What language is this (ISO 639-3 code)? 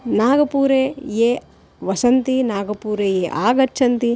san